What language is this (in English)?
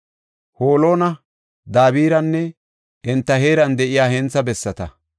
Gofa